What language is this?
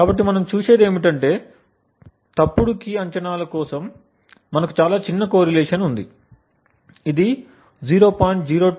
Telugu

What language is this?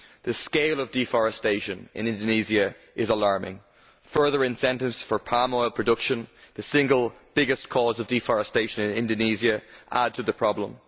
English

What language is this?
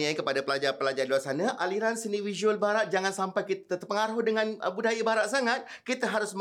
Malay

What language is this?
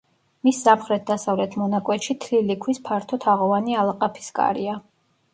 Georgian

